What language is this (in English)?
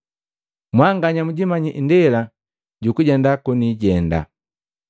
Matengo